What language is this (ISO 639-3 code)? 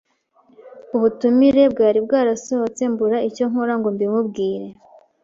kin